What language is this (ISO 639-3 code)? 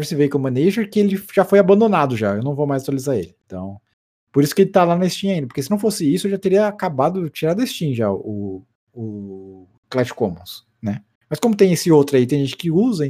por